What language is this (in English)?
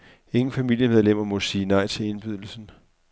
Danish